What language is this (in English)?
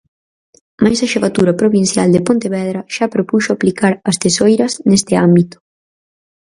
Galician